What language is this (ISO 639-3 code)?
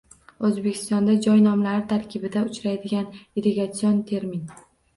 uzb